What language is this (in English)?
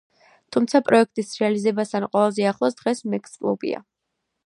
Georgian